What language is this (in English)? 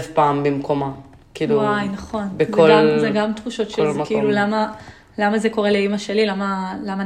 Hebrew